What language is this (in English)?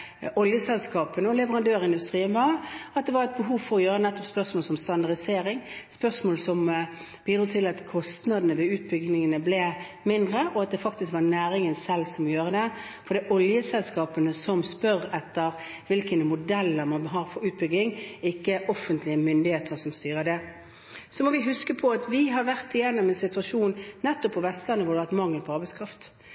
Norwegian Bokmål